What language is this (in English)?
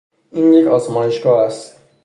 Persian